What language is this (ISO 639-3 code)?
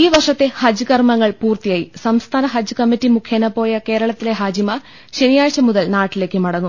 mal